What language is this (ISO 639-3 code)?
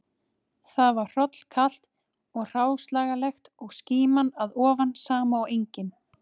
isl